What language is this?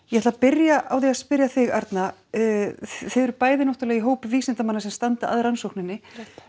Icelandic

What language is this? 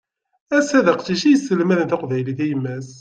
Kabyle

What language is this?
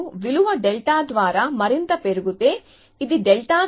Telugu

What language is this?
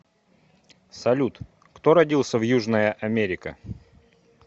Russian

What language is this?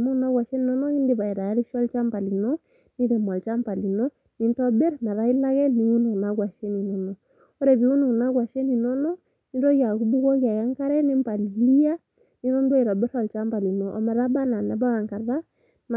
Masai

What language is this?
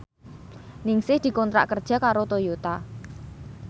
Javanese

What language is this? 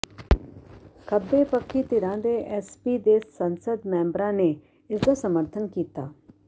Punjabi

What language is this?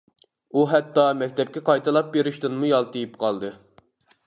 Uyghur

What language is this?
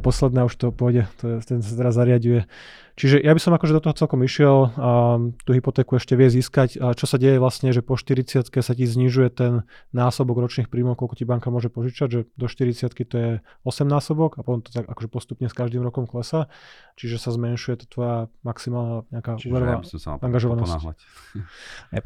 Slovak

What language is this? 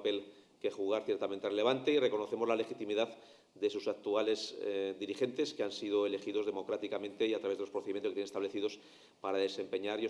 Spanish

